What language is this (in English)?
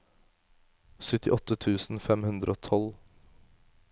Norwegian